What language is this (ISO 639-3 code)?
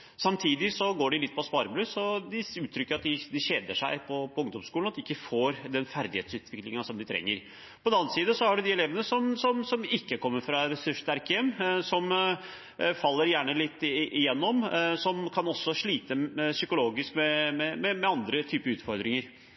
nob